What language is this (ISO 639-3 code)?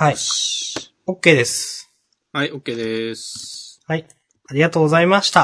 jpn